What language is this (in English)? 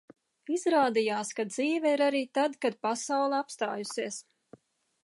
Latvian